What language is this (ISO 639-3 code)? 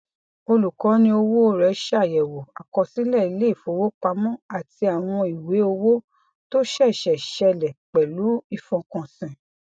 yor